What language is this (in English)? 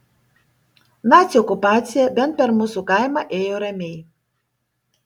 Lithuanian